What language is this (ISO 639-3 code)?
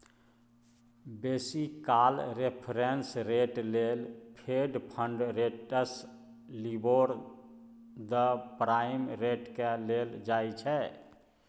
mai